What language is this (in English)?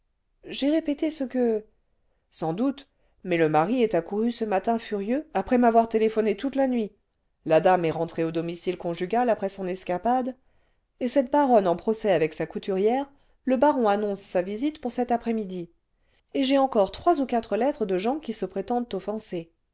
French